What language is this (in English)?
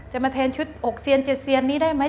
Thai